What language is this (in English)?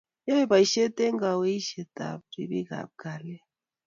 Kalenjin